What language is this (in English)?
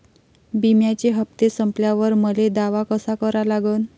Marathi